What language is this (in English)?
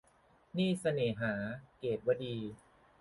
Thai